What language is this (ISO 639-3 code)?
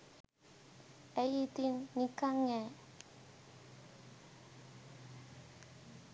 sin